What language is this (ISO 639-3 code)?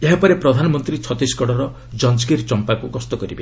ori